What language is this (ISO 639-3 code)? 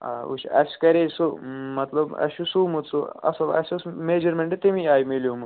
kas